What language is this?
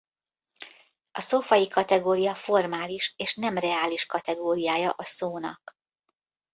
Hungarian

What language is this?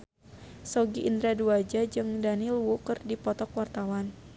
Sundanese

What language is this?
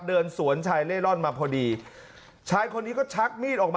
Thai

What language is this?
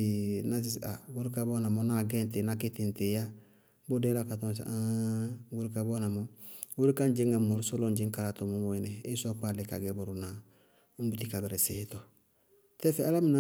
Bago-Kusuntu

